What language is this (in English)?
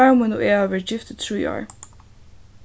Faroese